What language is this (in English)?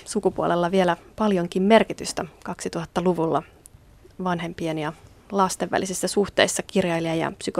Finnish